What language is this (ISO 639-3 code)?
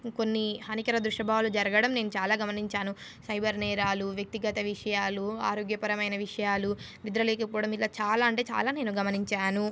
tel